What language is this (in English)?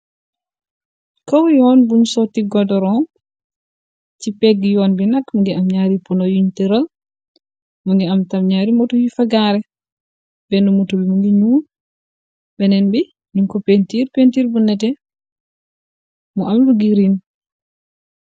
Wolof